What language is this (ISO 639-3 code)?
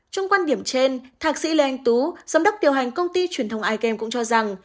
vie